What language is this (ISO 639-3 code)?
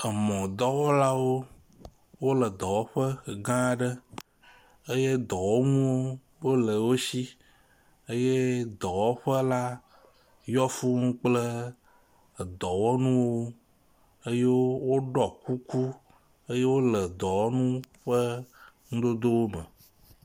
ewe